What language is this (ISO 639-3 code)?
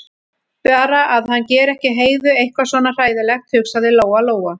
isl